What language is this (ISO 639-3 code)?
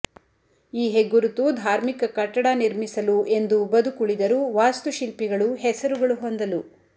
kan